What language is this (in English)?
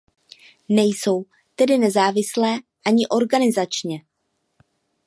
Czech